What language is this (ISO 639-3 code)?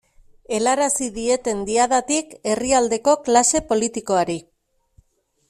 eus